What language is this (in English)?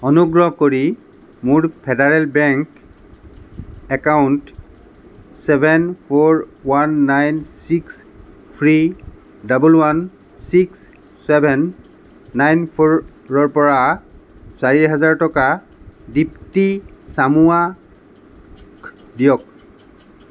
Assamese